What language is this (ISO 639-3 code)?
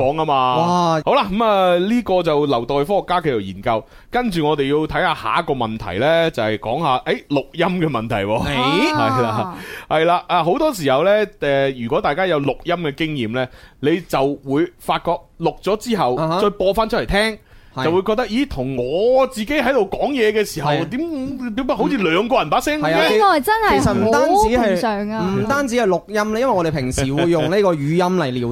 zho